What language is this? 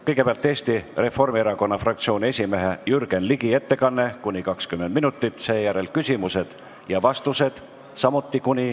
Estonian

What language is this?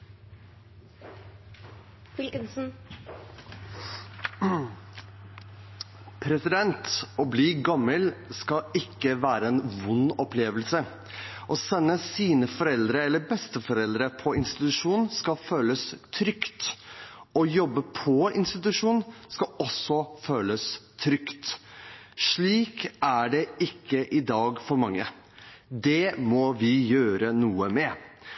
Norwegian Bokmål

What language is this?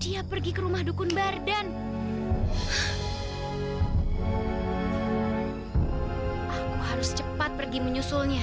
Indonesian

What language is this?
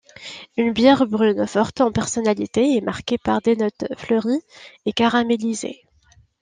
French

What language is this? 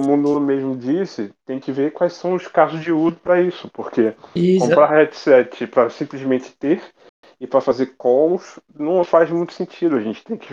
Portuguese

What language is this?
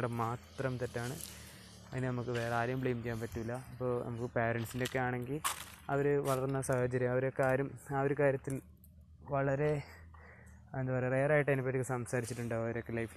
Malayalam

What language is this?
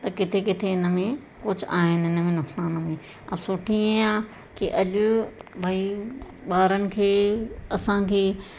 Sindhi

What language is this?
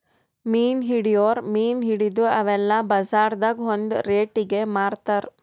Kannada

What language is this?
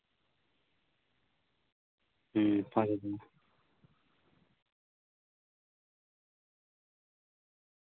Santali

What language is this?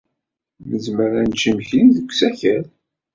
Kabyle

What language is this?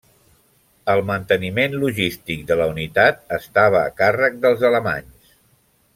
Catalan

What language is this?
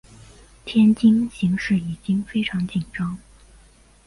Chinese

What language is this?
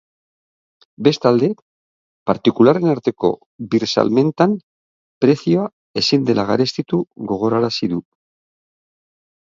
Basque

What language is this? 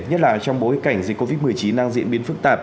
Vietnamese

